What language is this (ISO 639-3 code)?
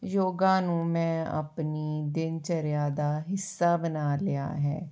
pan